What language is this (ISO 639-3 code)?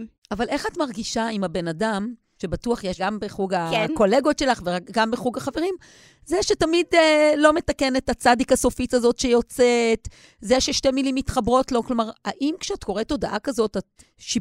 heb